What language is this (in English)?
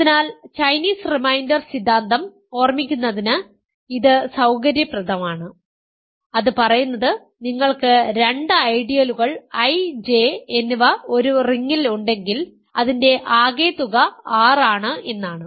Malayalam